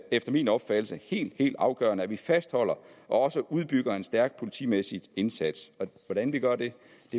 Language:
Danish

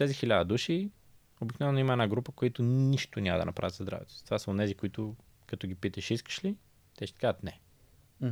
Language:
Bulgarian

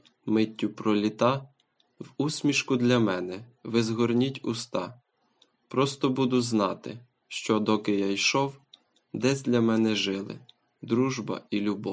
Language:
Ukrainian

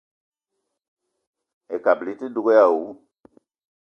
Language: Eton (Cameroon)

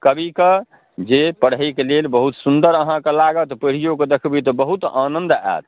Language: Maithili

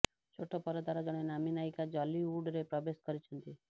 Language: Odia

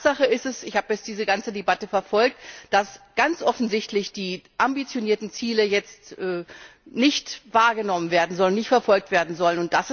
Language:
German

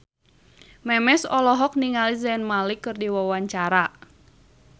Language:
Sundanese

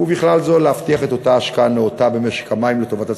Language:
Hebrew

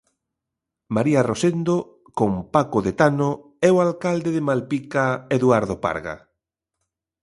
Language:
Galician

